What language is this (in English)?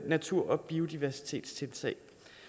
Danish